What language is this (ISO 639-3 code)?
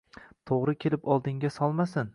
uzb